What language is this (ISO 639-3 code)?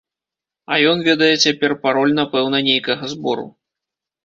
bel